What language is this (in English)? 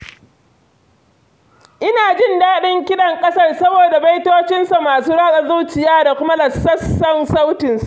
Hausa